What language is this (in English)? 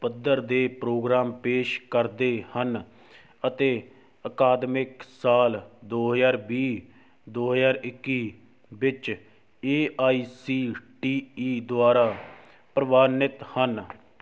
Punjabi